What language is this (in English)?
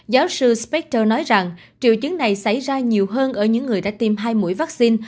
Vietnamese